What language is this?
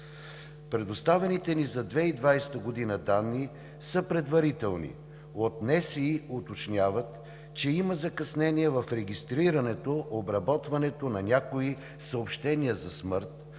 Bulgarian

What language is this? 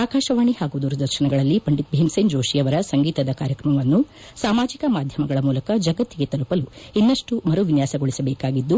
Kannada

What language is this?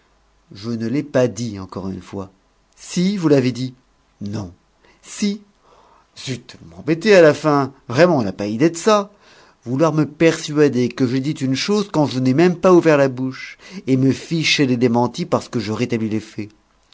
French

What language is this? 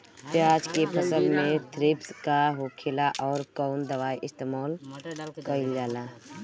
Bhojpuri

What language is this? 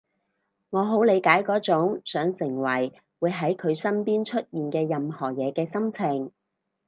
Cantonese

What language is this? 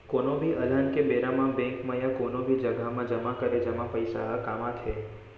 Chhattisgarhi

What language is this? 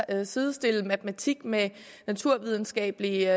Danish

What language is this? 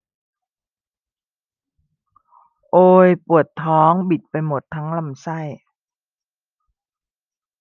Thai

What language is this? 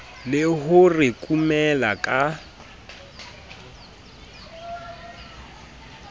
Southern Sotho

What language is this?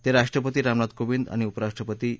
Marathi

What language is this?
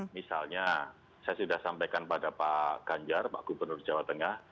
Indonesian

